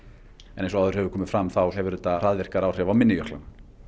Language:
Icelandic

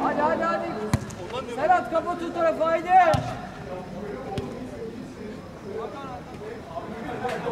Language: Turkish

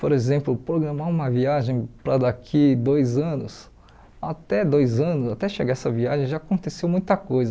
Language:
Portuguese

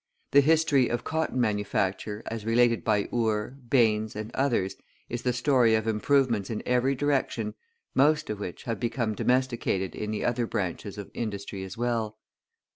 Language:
English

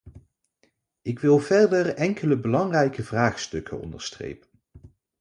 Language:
Dutch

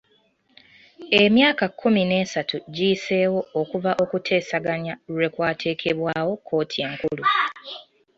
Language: Ganda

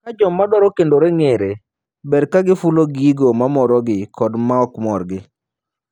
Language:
Luo (Kenya and Tanzania)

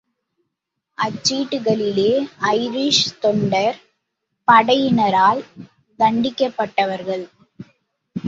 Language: Tamil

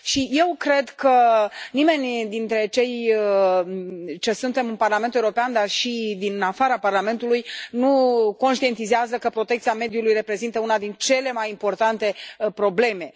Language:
Romanian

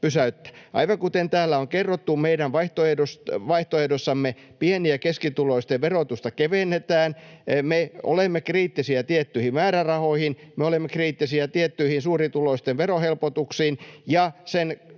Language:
Finnish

